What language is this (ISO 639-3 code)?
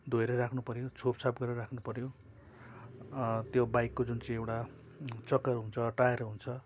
nep